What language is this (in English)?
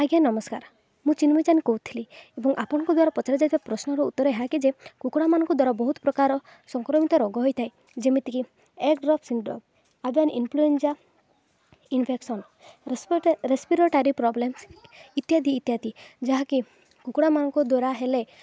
Odia